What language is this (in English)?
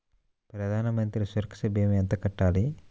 Telugu